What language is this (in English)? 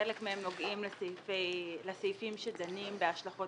Hebrew